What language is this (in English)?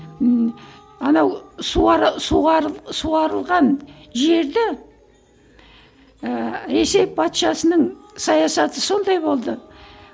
Kazakh